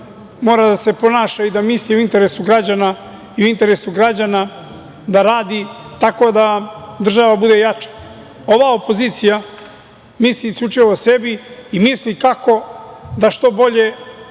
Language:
Serbian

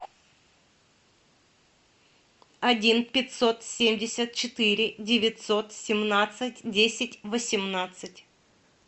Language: Russian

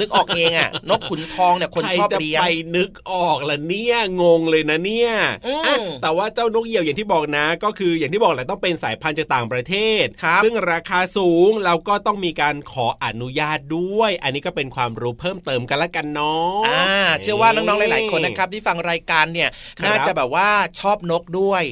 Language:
Thai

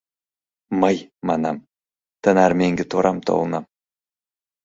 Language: Mari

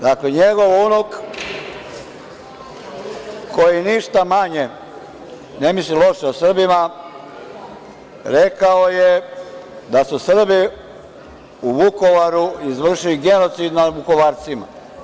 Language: Serbian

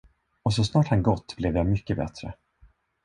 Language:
Swedish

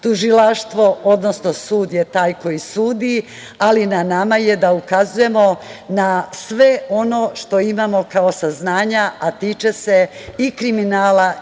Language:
Serbian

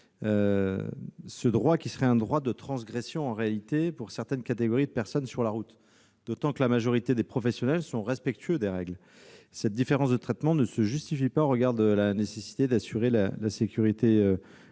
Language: French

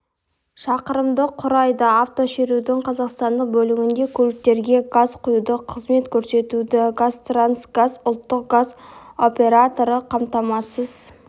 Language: Kazakh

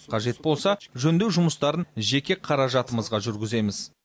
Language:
Kazakh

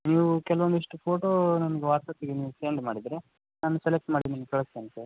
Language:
Kannada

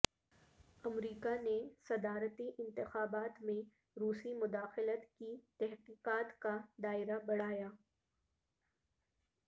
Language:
Urdu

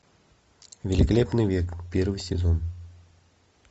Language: Russian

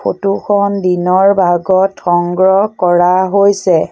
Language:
Assamese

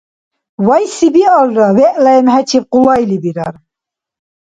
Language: Dargwa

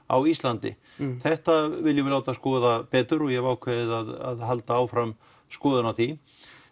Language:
Icelandic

